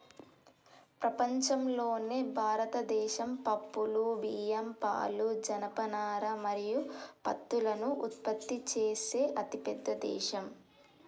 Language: Telugu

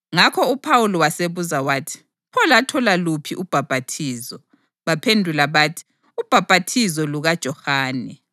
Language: North Ndebele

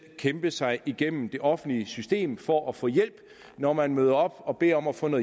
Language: Danish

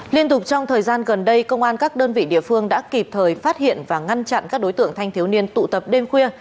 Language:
Vietnamese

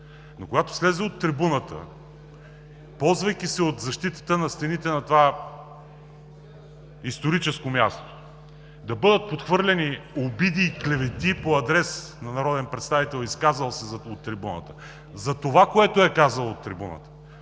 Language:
Bulgarian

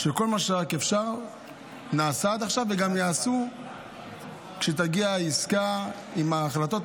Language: Hebrew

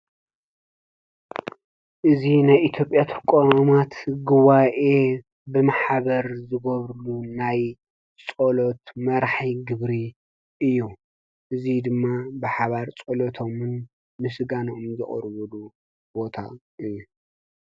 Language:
Tigrinya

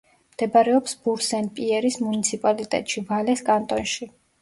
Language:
Georgian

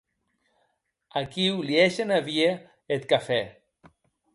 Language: Occitan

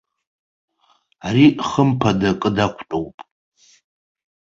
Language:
Abkhazian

